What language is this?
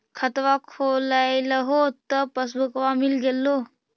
Magahi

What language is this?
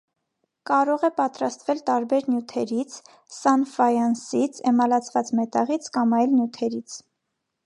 Armenian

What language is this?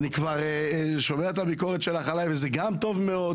Hebrew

